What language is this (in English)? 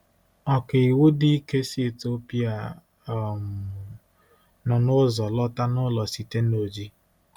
Igbo